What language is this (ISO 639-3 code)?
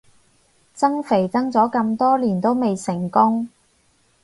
yue